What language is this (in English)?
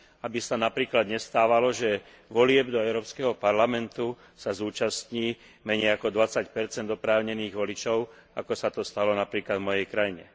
Slovak